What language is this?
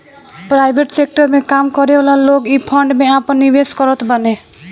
Bhojpuri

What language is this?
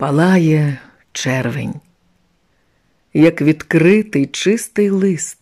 Ukrainian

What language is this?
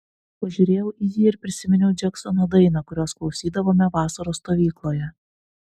Lithuanian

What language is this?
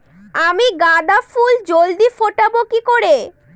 Bangla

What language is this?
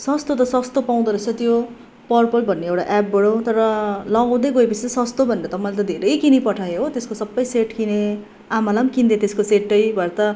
Nepali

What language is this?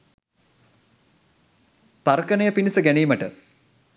Sinhala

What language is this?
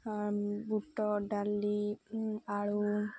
Odia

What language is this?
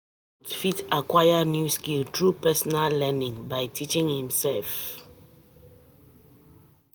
Nigerian Pidgin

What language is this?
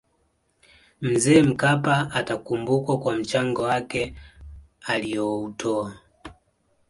Swahili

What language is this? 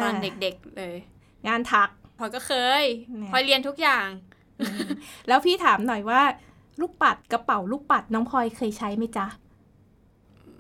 Thai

